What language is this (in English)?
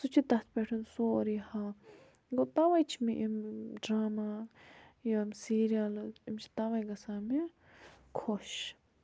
Kashmiri